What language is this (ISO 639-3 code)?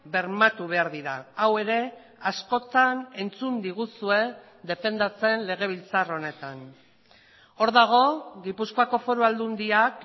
eus